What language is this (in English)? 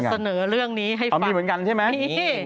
Thai